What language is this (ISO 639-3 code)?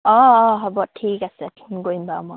asm